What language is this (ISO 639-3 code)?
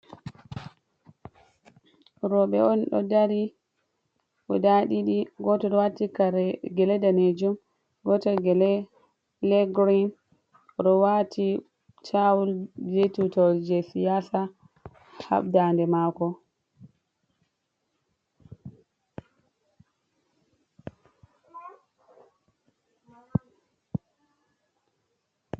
ful